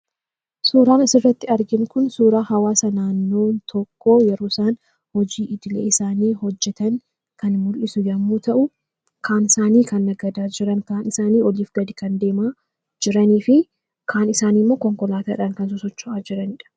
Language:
Oromo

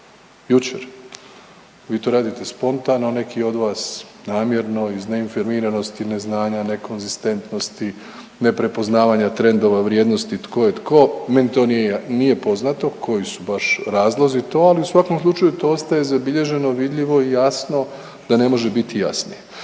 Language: Croatian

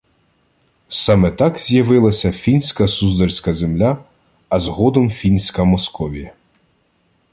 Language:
Ukrainian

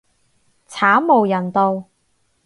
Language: Cantonese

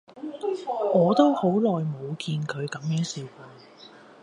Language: Cantonese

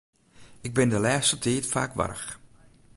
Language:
Western Frisian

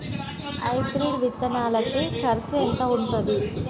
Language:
Telugu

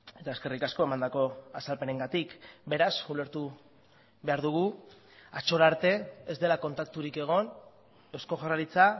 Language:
Basque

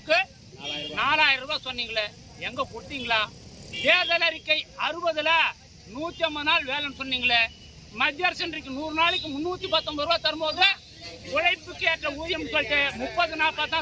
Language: Tamil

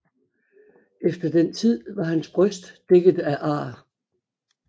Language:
Danish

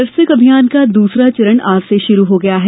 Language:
Hindi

